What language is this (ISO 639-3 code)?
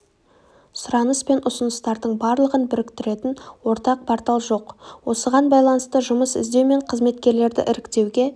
kaz